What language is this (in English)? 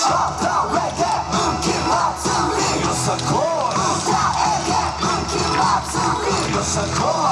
Japanese